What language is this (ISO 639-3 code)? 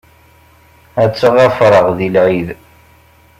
kab